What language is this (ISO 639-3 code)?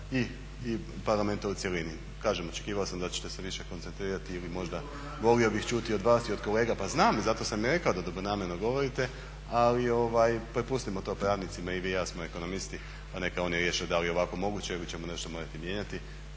hrv